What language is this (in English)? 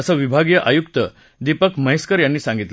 Marathi